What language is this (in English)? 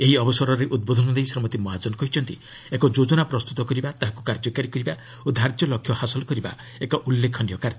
Odia